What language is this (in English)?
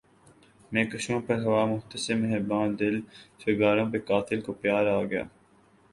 Urdu